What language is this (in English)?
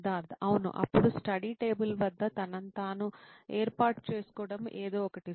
Telugu